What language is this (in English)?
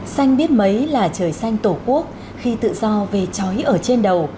Vietnamese